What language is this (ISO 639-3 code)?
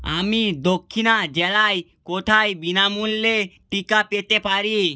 ben